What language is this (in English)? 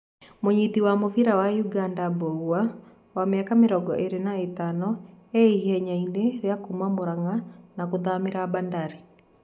Kikuyu